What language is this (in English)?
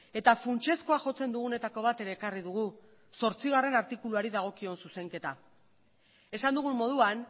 Basque